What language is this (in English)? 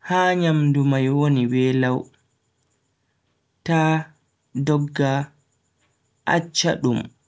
Bagirmi Fulfulde